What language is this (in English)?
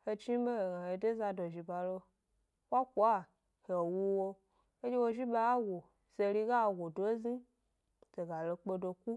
Gbari